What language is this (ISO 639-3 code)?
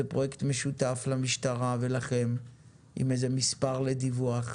heb